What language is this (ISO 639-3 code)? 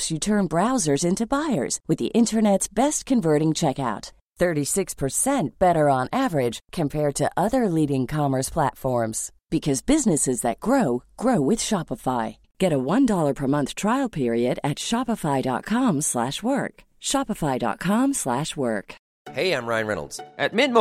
swe